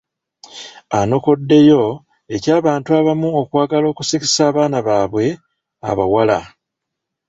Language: Ganda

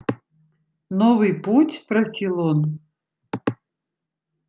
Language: Russian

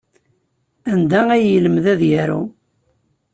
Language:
Kabyle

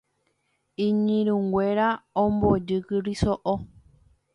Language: Guarani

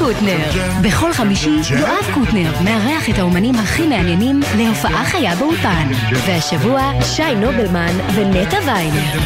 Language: Hebrew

